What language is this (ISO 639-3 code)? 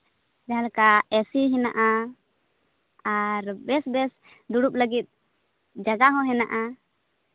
sat